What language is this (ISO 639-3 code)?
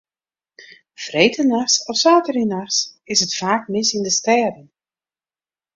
fry